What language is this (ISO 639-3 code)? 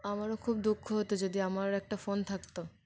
ben